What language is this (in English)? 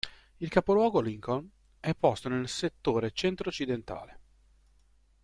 Italian